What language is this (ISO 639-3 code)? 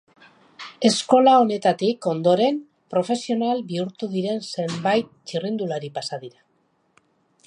eus